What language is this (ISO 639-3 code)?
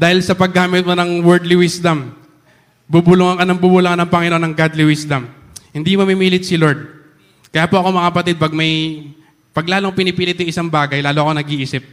fil